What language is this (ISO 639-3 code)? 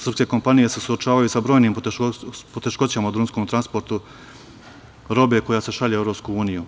srp